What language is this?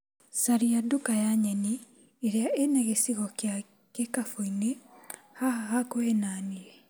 Kikuyu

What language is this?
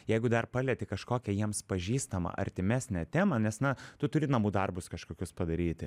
Lithuanian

